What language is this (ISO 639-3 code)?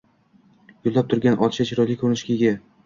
uzb